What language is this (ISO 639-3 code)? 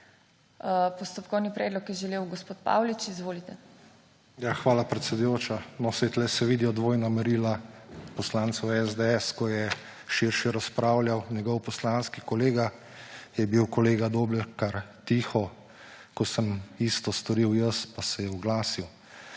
slv